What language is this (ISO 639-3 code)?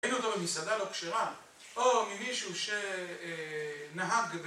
heb